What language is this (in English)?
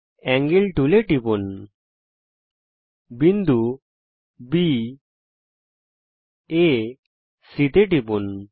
Bangla